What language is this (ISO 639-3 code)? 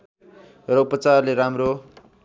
nep